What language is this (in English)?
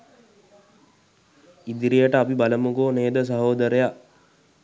Sinhala